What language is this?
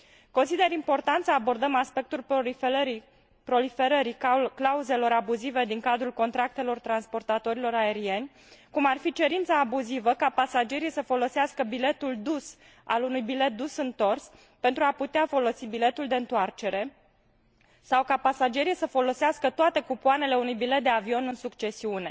Romanian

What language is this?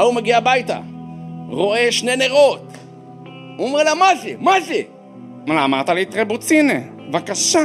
Hebrew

